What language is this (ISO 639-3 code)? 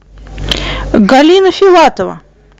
rus